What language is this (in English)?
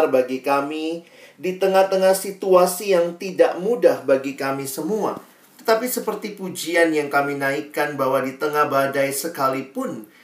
Indonesian